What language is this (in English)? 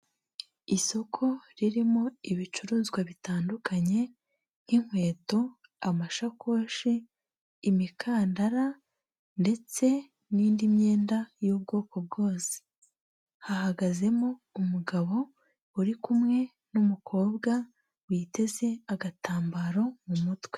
Kinyarwanda